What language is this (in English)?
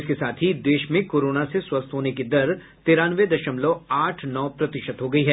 Hindi